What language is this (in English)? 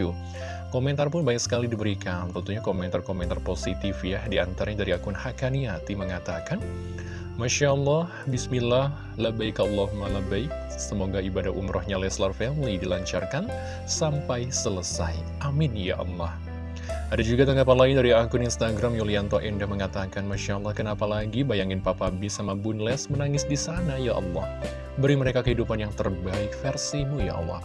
Indonesian